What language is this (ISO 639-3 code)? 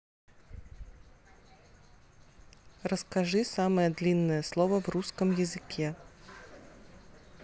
rus